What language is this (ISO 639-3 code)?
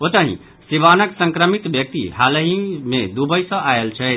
mai